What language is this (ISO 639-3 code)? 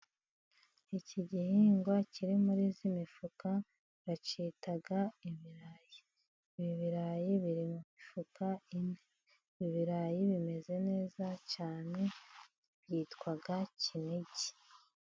kin